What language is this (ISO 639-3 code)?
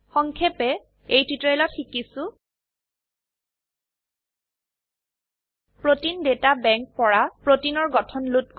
asm